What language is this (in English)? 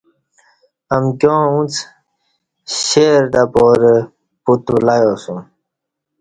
Kati